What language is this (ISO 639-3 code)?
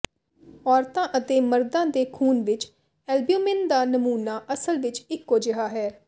pan